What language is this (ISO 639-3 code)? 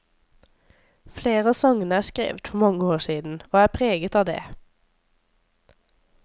nor